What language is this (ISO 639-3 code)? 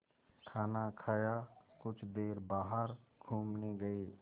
hin